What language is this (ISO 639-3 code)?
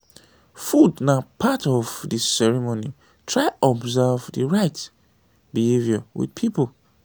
pcm